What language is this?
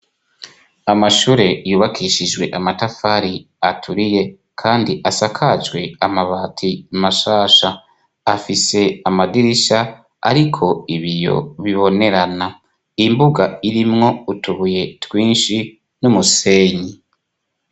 Rundi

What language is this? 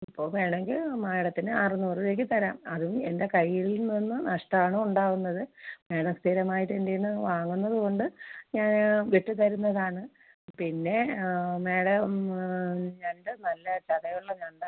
Malayalam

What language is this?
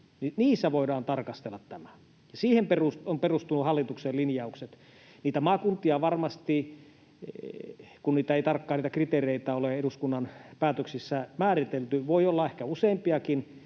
Finnish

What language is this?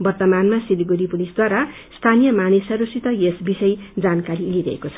Nepali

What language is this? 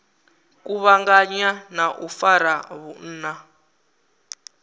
Venda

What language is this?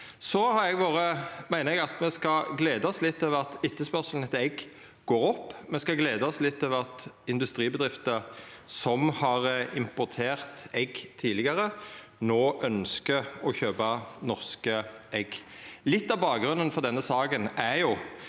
Norwegian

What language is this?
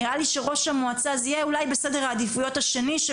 Hebrew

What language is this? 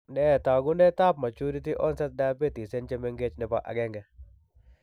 Kalenjin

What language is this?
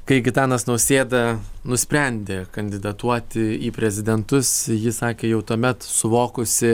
Lithuanian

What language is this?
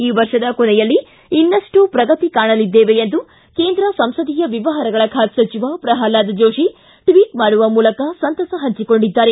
Kannada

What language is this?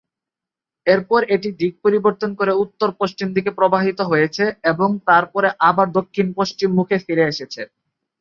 Bangla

